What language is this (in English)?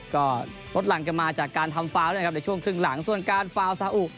Thai